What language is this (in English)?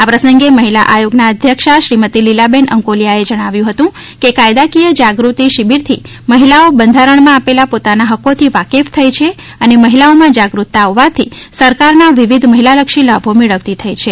Gujarati